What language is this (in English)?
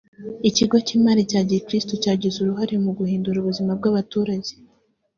Kinyarwanda